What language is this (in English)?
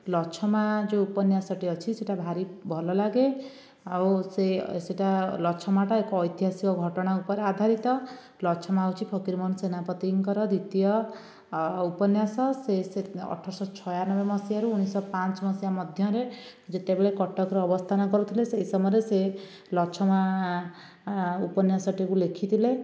Odia